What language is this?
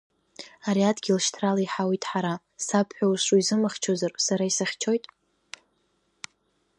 Abkhazian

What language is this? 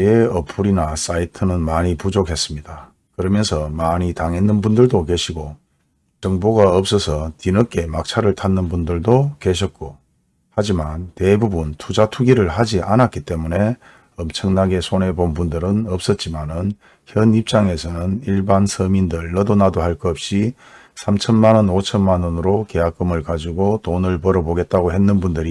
Korean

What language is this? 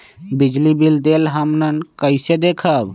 Magahi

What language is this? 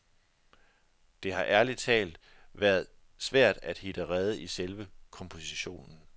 Danish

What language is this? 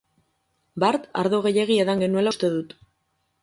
Basque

